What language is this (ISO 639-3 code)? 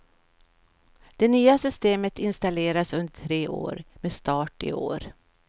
swe